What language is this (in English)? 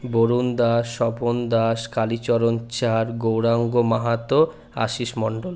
Bangla